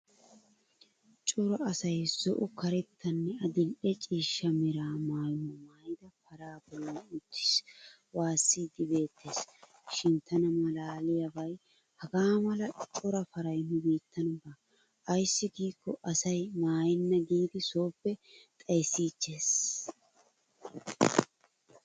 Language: Wolaytta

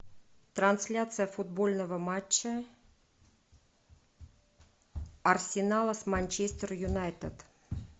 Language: Russian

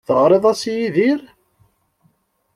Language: Kabyle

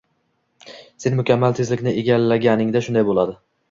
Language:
Uzbek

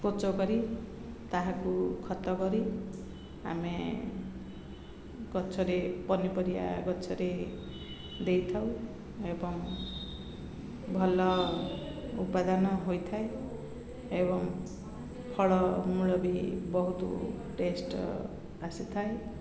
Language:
Odia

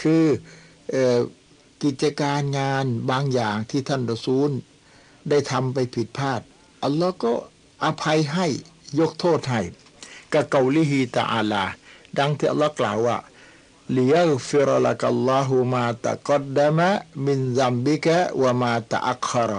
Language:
Thai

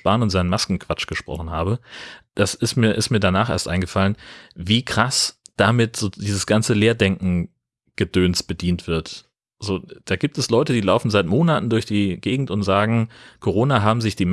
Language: German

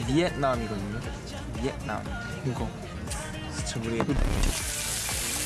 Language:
Korean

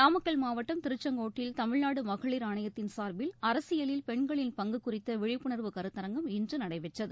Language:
Tamil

